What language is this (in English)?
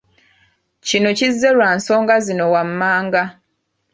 Ganda